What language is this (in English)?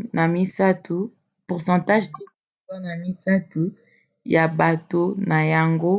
Lingala